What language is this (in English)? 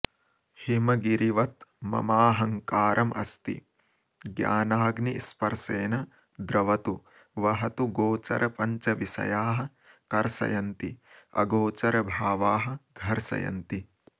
Sanskrit